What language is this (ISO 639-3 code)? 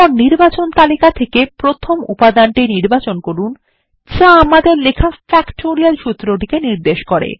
ben